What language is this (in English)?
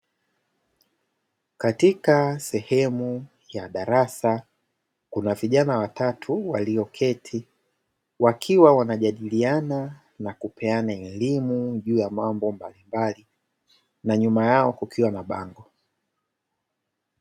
Swahili